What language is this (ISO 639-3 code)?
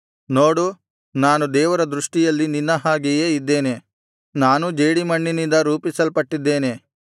kan